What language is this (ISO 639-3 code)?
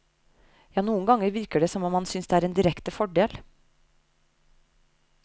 nor